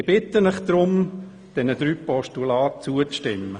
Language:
Swiss German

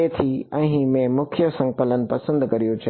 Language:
Gujarati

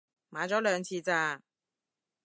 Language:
Cantonese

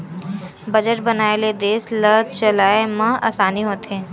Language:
Chhattisgarhi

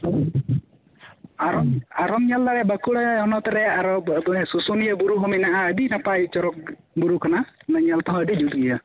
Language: Santali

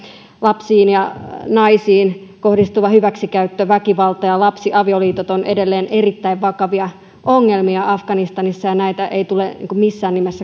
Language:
Finnish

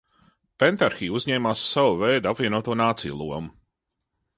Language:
Latvian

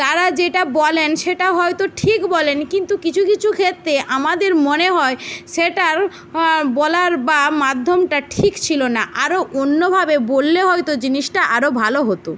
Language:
Bangla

